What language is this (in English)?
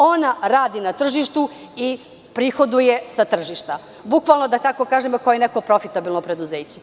Serbian